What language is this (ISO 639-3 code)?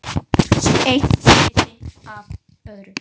isl